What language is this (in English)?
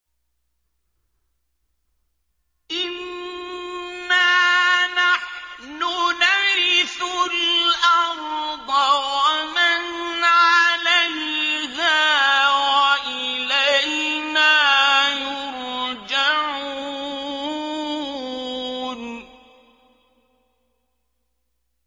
Arabic